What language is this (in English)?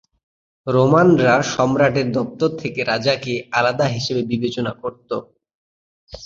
Bangla